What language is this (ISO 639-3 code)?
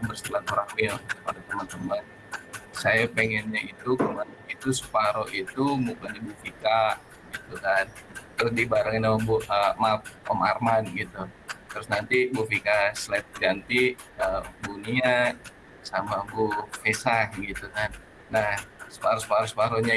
ind